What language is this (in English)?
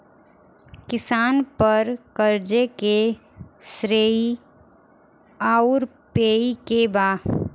Bhojpuri